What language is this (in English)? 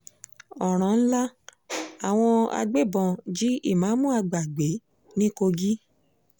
Yoruba